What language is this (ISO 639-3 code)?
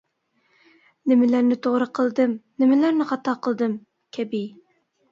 uig